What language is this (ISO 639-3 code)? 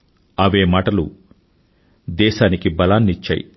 tel